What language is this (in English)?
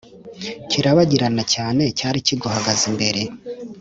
Kinyarwanda